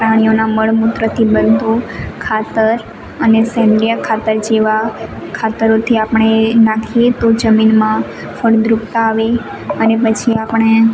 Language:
Gujarati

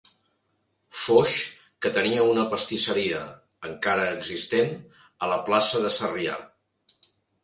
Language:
Catalan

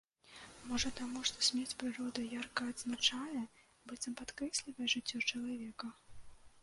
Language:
Belarusian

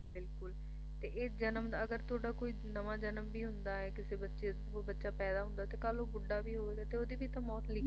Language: Punjabi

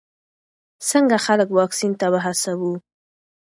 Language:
Pashto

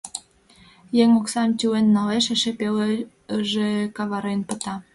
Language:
Mari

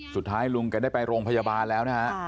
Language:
Thai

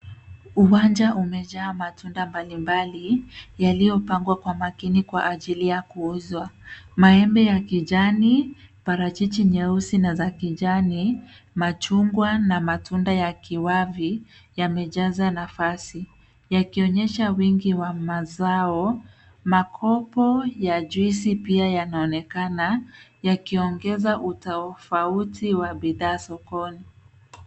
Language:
Swahili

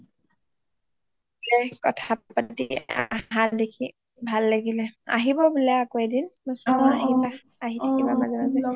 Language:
Assamese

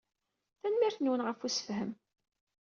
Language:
Kabyle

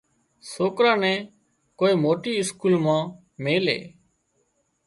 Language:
Wadiyara Koli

